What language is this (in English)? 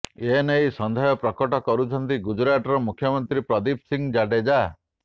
Odia